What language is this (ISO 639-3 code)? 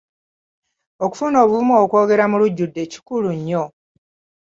lug